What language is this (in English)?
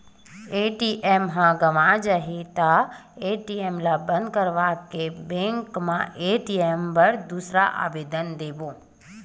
Chhattisgarhi